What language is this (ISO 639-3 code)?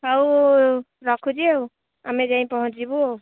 ori